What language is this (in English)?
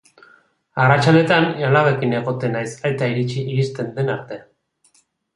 Basque